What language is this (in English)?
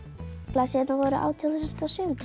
Icelandic